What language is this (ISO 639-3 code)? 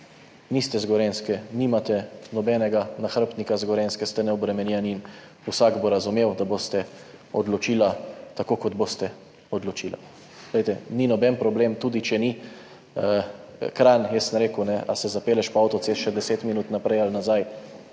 slv